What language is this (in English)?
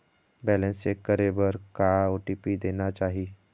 Chhattisgarhi